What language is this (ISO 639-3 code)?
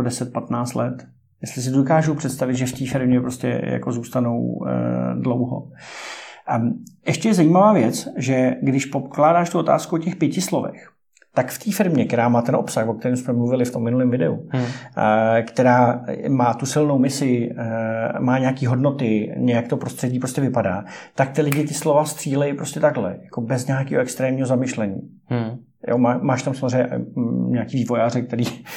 ces